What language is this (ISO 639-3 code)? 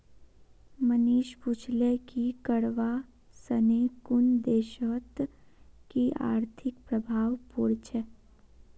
mag